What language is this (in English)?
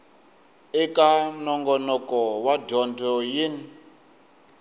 Tsonga